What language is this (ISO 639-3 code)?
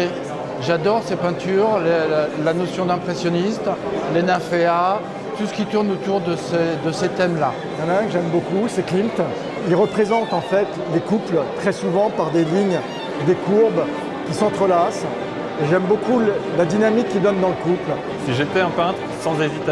fra